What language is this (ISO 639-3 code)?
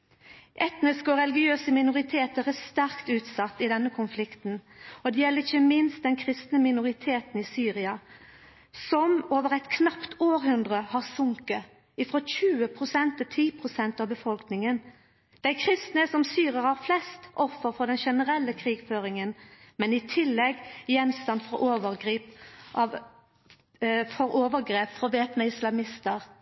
nno